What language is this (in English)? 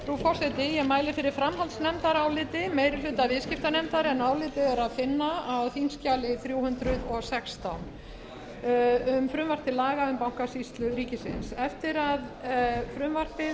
Icelandic